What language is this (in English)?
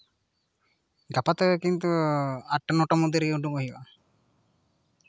Santali